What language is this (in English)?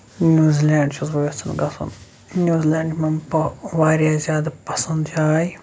Kashmiri